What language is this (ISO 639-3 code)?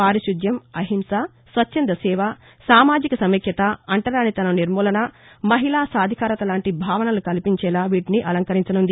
tel